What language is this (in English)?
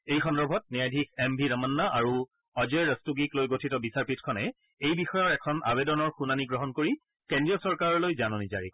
Assamese